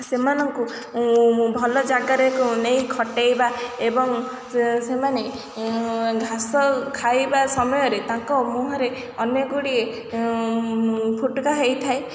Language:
Odia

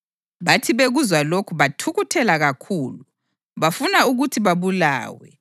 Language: North Ndebele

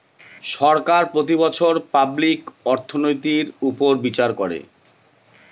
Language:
Bangla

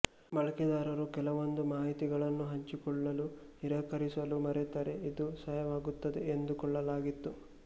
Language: Kannada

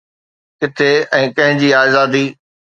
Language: Sindhi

